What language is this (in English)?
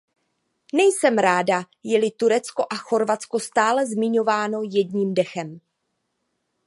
Czech